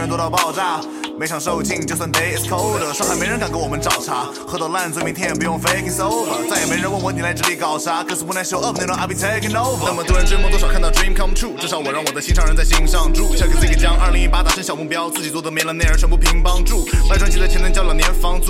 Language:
Chinese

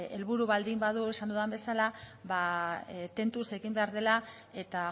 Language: Basque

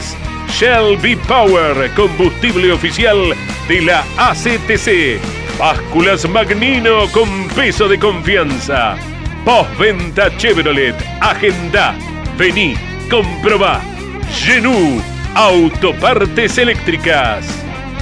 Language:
Spanish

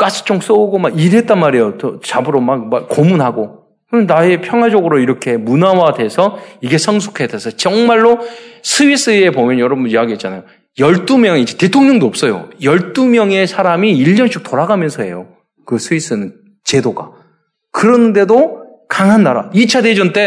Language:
Korean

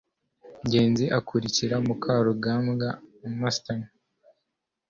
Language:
Kinyarwanda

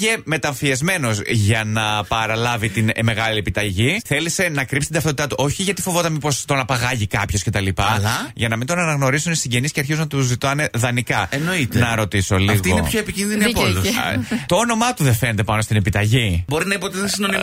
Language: Greek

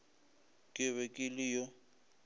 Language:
Northern Sotho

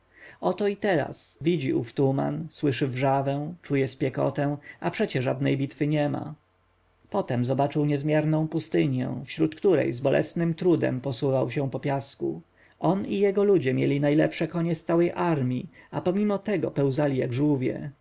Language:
Polish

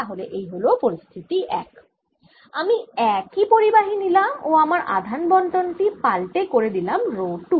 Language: Bangla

